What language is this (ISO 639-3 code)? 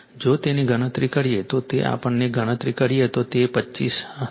guj